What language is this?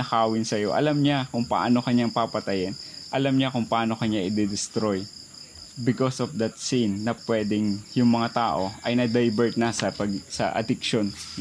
Filipino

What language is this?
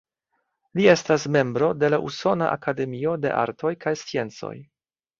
Esperanto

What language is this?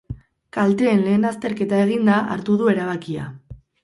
Basque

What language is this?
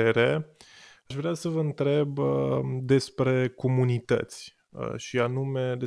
Romanian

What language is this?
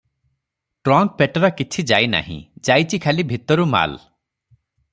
Odia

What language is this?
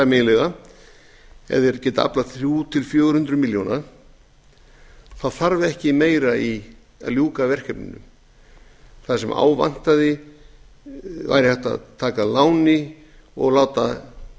Icelandic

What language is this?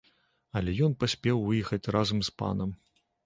Belarusian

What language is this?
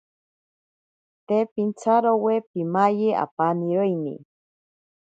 Ashéninka Perené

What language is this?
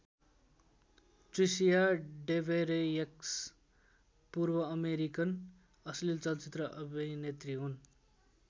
Nepali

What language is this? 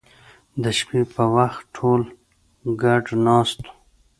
Pashto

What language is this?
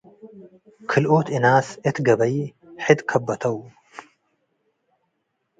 Tigre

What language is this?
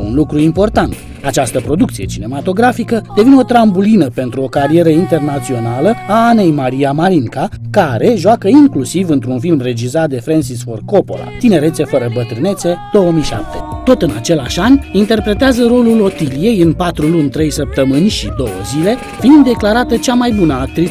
Romanian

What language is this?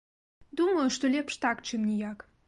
Belarusian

